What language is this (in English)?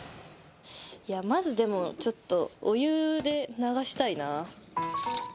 Japanese